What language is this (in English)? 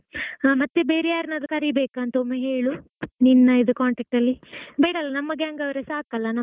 Kannada